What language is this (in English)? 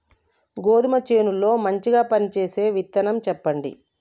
Telugu